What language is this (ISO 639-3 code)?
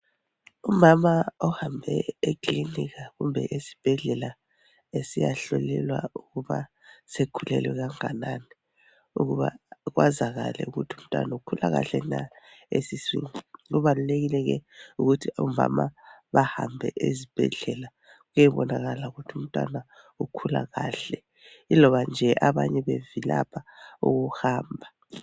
nde